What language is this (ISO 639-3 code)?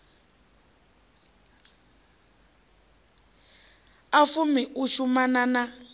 ven